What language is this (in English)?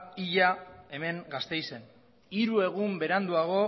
Basque